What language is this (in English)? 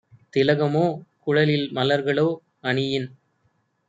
Tamil